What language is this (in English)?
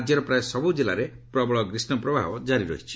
Odia